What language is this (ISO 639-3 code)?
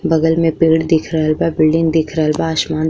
bho